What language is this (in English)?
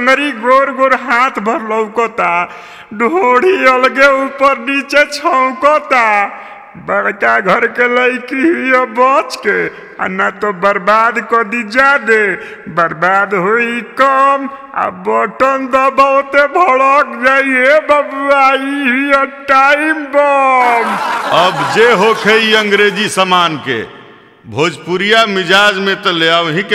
Hindi